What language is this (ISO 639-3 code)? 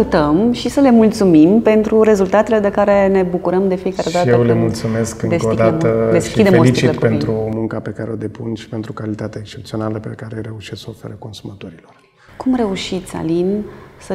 ron